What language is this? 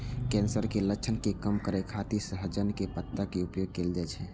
Maithili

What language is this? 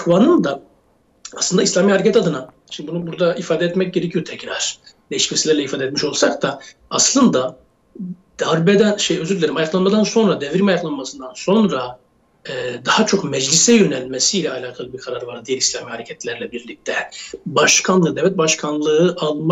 Turkish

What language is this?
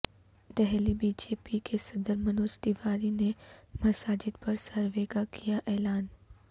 Urdu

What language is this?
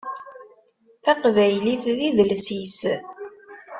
Kabyle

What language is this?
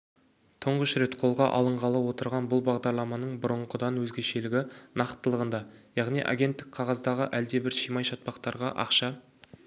Kazakh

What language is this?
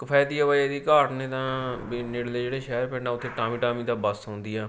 Punjabi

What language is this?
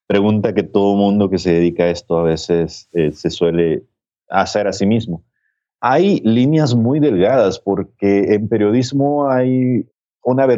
Spanish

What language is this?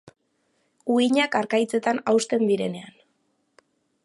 Basque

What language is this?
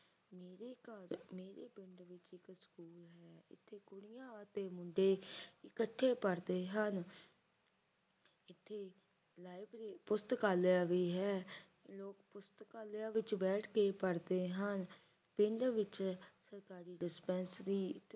Punjabi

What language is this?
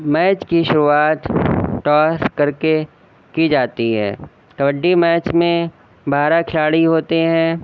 Urdu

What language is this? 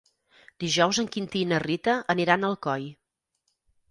Catalan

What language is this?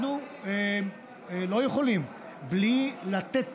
Hebrew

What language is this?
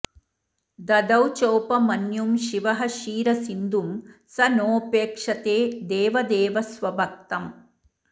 Sanskrit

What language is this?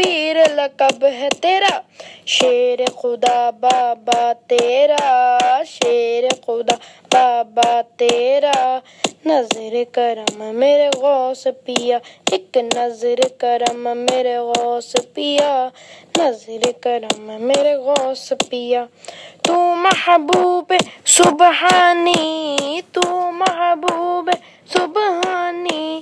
Urdu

